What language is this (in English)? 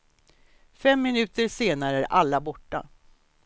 Swedish